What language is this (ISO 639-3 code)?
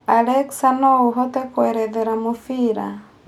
kik